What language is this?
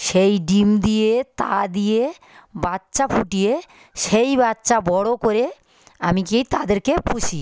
Bangla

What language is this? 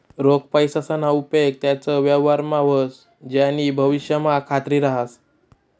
Marathi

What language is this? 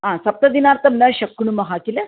Sanskrit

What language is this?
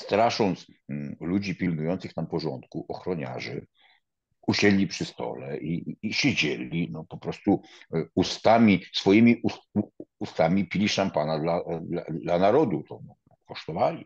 Polish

